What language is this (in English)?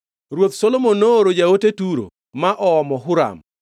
Luo (Kenya and Tanzania)